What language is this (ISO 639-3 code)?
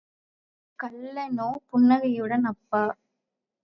tam